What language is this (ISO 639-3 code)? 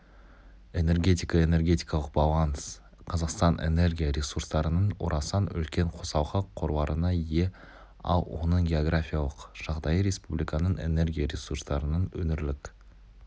kaz